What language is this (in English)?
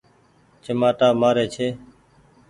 Goaria